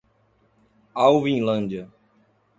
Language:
Portuguese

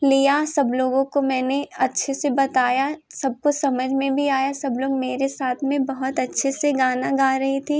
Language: Hindi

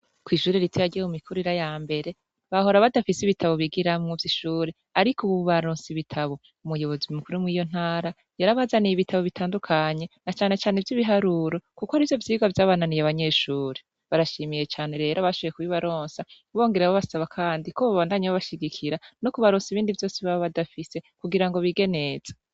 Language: Rundi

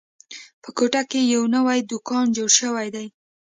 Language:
Pashto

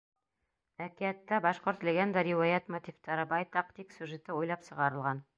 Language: Bashkir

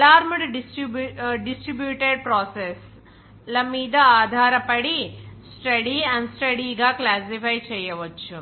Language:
Telugu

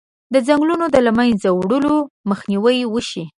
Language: Pashto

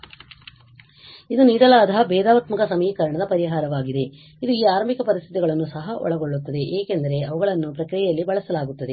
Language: Kannada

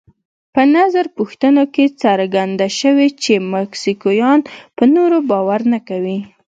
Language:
Pashto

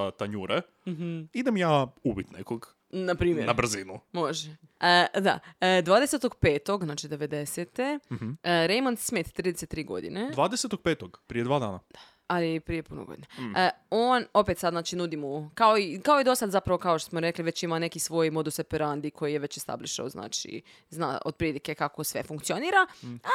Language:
Croatian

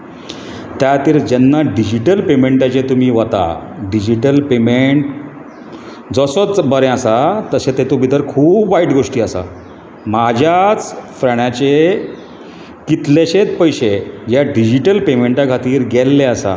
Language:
Konkani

